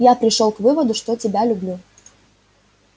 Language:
Russian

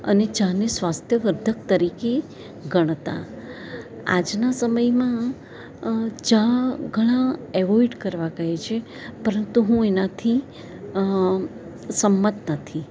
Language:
Gujarati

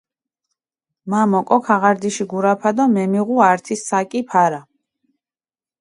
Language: Mingrelian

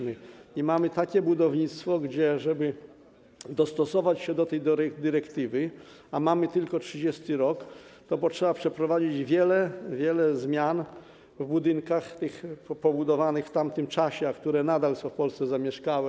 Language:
Polish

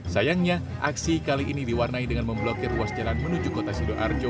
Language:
Indonesian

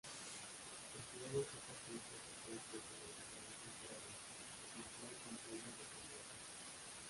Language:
Spanish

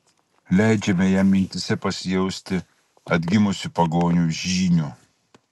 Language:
Lithuanian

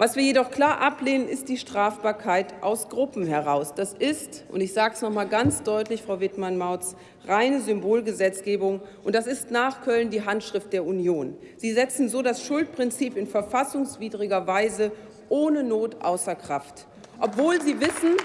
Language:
German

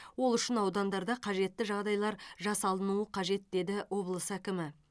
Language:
Kazakh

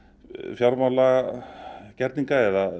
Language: Icelandic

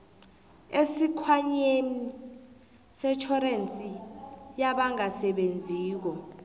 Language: South Ndebele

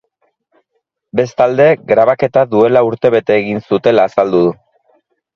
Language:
Basque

